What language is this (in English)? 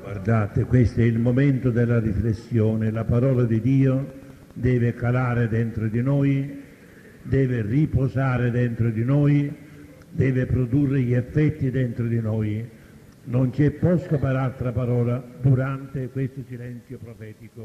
Italian